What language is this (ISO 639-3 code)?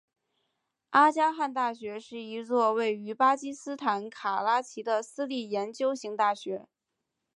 zho